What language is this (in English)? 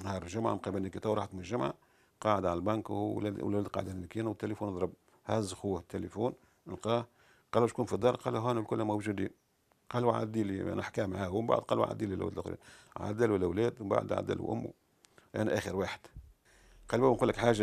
Arabic